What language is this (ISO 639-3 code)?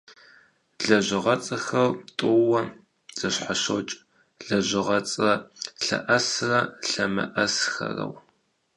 kbd